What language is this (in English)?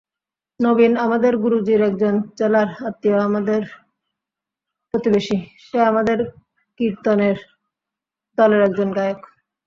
Bangla